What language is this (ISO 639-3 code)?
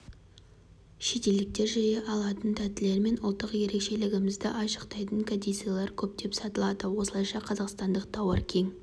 kaz